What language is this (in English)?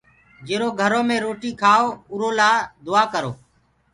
Gurgula